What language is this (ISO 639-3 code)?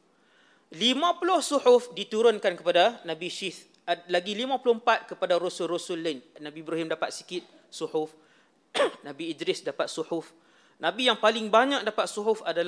msa